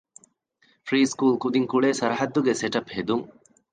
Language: Divehi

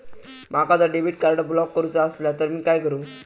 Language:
Marathi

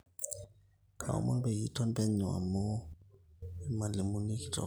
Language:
Masai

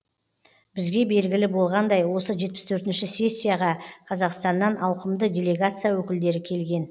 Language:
Kazakh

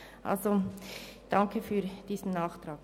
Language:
Swiss German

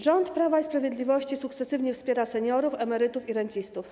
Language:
Polish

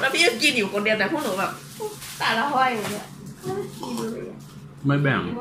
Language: Thai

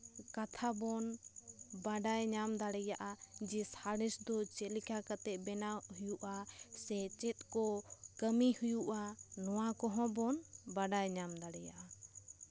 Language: Santali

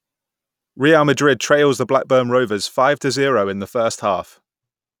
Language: English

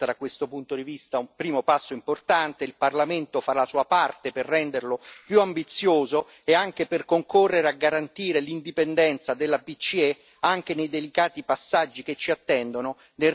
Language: Italian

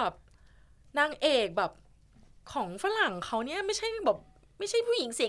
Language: Thai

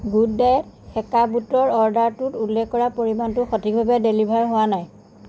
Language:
Assamese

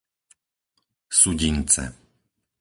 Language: Slovak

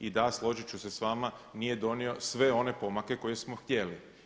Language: Croatian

